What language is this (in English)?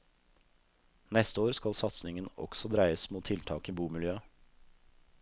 Norwegian